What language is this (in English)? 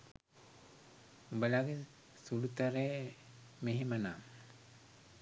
Sinhala